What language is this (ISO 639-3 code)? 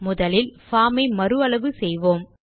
tam